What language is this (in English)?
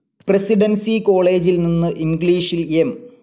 Malayalam